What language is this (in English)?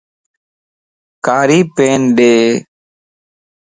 Lasi